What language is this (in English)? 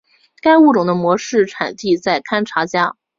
Chinese